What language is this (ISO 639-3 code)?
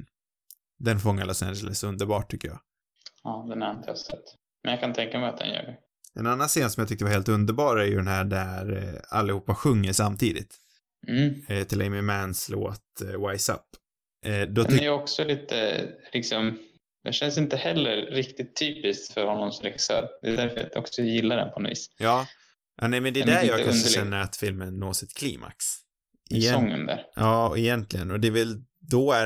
swe